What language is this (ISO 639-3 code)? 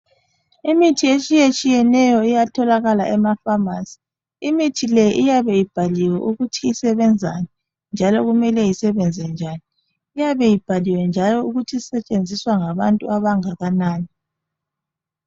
nde